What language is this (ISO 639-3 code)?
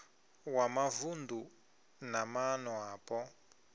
ven